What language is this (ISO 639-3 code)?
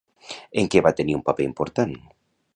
cat